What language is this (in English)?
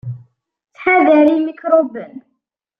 Kabyle